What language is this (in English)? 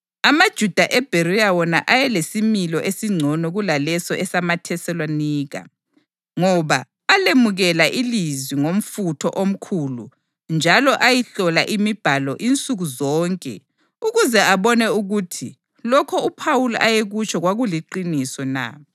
North Ndebele